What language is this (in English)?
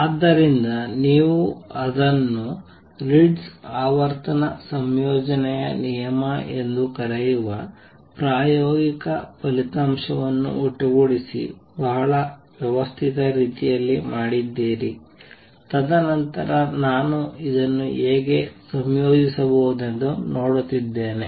Kannada